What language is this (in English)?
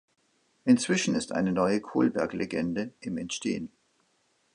German